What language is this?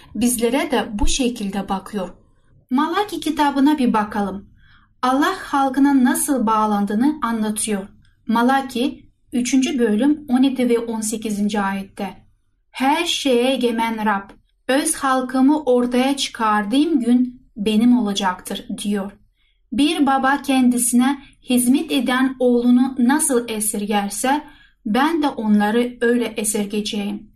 Turkish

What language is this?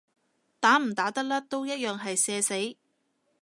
Cantonese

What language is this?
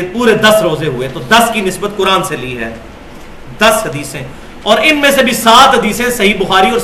Urdu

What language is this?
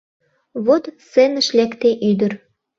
Mari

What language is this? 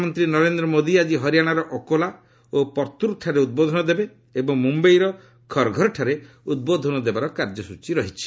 Odia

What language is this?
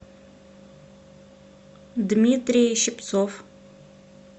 Russian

